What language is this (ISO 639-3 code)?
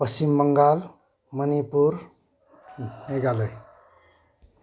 nep